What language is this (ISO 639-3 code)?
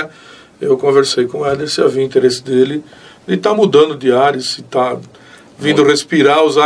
por